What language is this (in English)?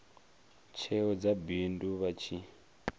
Venda